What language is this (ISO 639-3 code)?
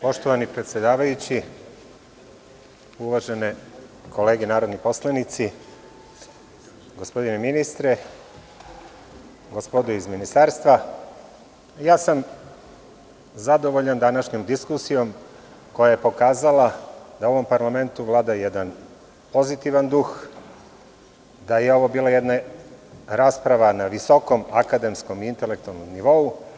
srp